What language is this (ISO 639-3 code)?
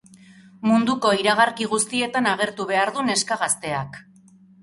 eus